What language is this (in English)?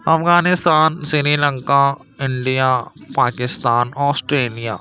Urdu